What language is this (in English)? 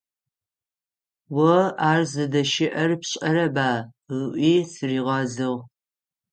Adyghe